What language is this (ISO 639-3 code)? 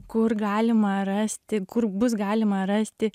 lit